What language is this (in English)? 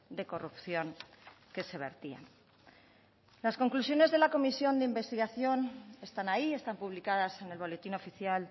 Spanish